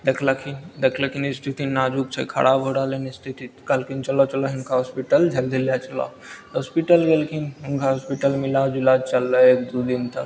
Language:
Maithili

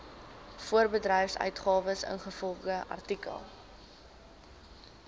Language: Afrikaans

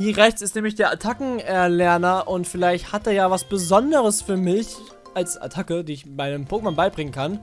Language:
German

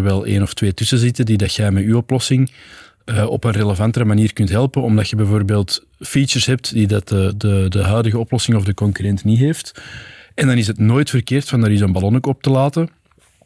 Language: Dutch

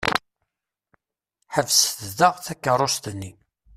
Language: Kabyle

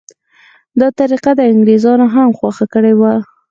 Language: Pashto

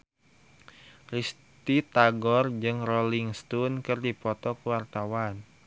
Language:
Sundanese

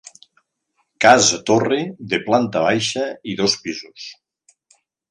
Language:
Catalan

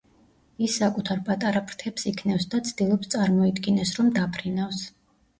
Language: Georgian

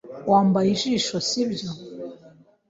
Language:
Kinyarwanda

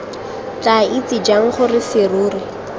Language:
Tswana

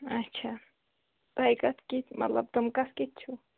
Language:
Kashmiri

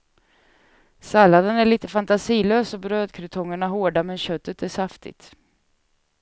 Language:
Swedish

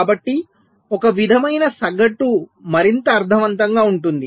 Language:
Telugu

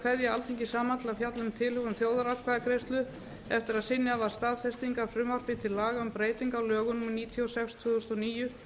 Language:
Icelandic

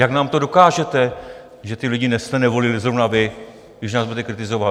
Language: Czech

